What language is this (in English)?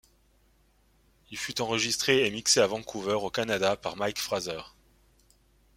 French